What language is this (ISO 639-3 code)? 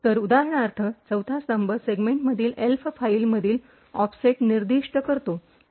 mar